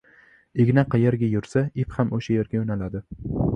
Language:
Uzbek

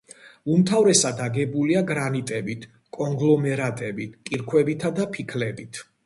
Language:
Georgian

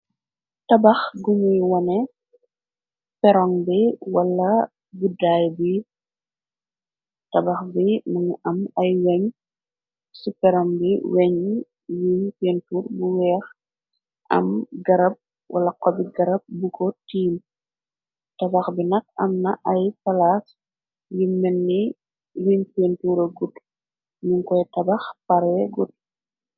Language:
Wolof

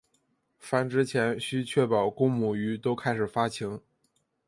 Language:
Chinese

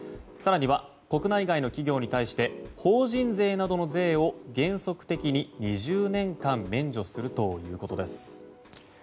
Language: Japanese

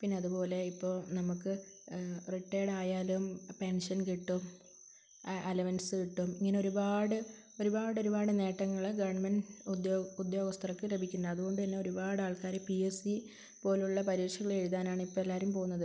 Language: Malayalam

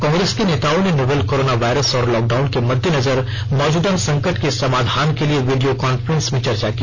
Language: Hindi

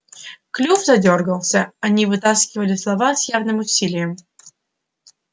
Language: Russian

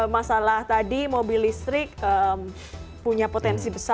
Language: Indonesian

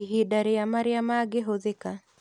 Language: Kikuyu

